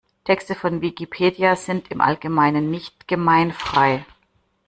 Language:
German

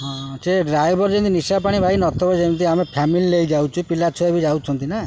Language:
Odia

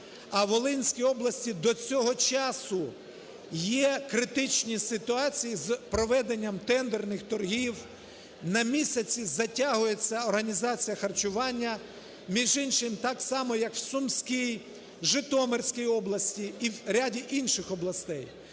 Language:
Ukrainian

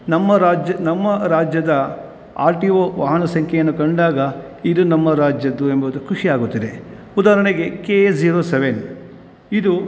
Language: Kannada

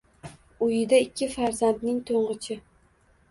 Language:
Uzbek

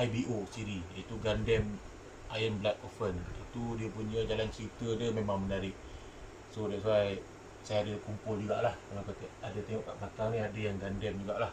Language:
Malay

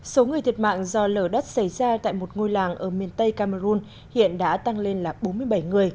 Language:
Vietnamese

